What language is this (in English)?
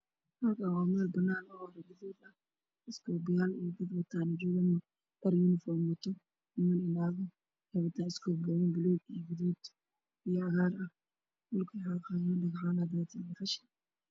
Somali